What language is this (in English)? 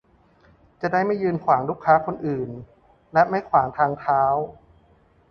Thai